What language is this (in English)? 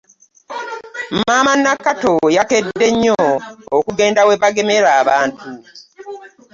Ganda